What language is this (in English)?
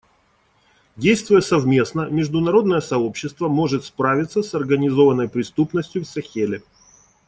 Russian